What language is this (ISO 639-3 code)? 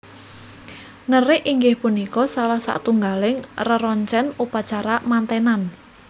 jav